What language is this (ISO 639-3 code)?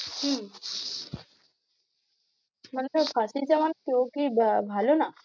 ben